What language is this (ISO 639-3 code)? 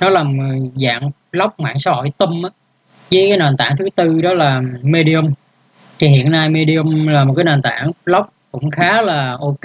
vie